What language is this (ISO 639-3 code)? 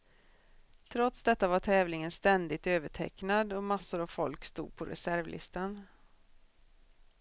swe